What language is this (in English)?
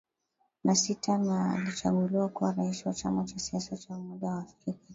Swahili